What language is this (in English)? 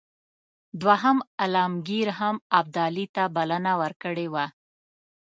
Pashto